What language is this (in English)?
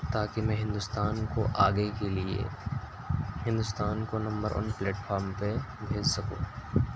Urdu